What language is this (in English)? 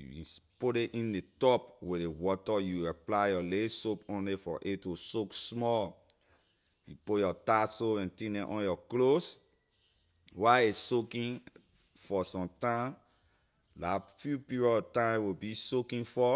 Liberian English